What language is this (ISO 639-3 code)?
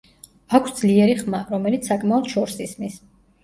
kat